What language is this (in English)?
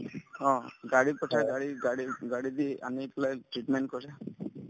Assamese